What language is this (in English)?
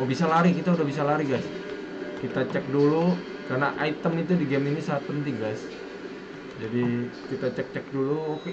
Indonesian